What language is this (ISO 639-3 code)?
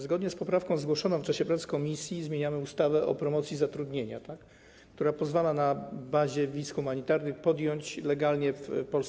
pol